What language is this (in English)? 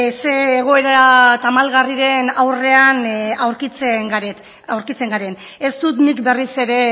Basque